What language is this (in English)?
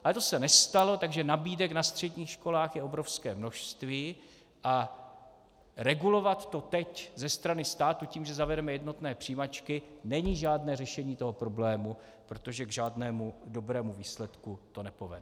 Czech